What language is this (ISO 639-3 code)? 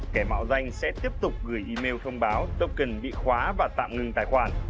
vie